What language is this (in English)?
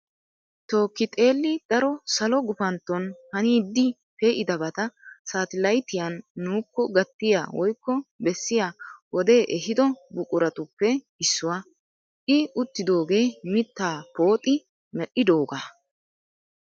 Wolaytta